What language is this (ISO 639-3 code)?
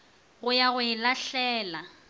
nso